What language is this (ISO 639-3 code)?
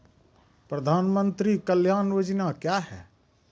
mai